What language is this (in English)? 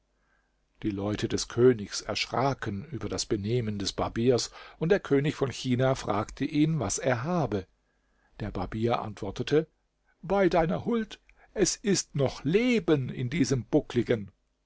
German